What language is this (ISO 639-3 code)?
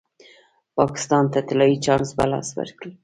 pus